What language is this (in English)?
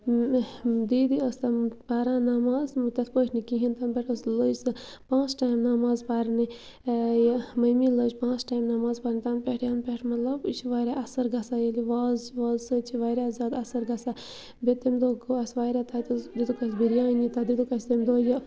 Kashmiri